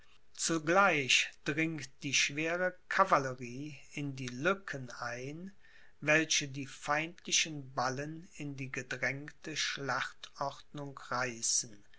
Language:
German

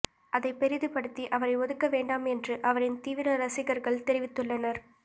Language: Tamil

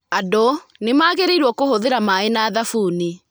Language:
Kikuyu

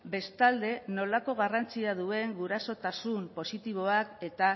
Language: Basque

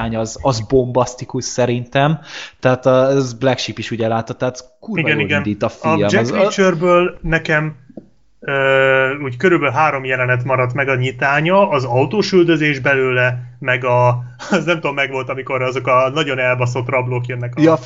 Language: Hungarian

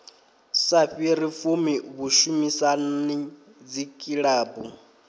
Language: Venda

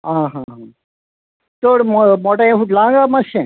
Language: Konkani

